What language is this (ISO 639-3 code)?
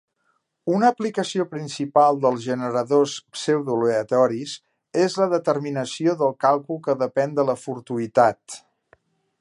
cat